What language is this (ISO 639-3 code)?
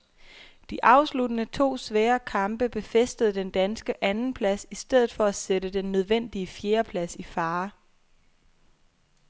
dan